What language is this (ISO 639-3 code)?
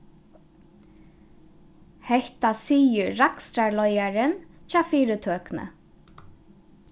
fao